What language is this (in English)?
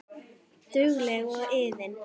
Icelandic